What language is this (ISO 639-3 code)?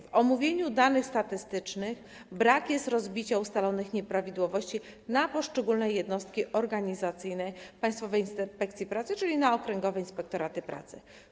pol